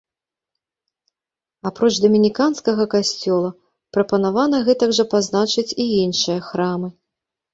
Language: Belarusian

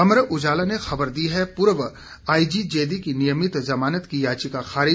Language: Hindi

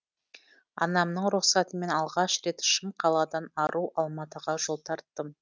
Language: Kazakh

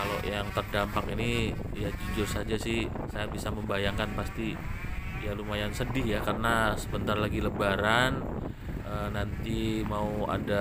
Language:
Indonesian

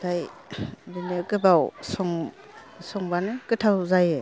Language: Bodo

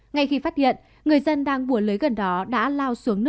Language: Vietnamese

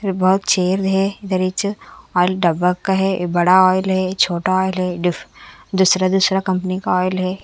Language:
Hindi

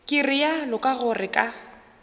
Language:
Northern Sotho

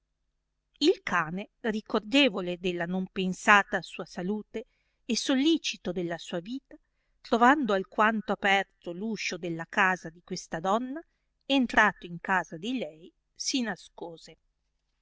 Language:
Italian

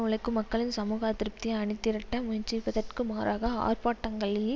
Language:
Tamil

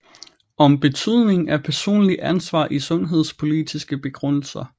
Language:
Danish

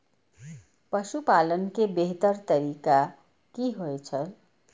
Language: Maithili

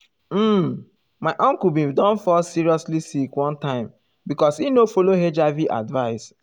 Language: Nigerian Pidgin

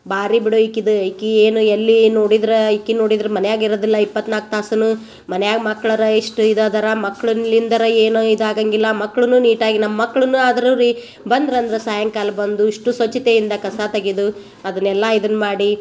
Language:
Kannada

